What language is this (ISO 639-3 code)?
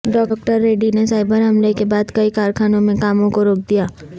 urd